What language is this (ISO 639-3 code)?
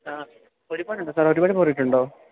mal